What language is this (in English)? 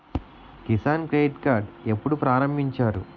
Telugu